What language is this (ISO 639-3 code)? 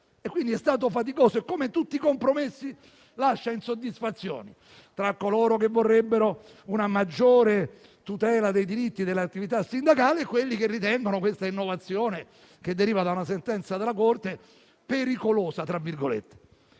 ita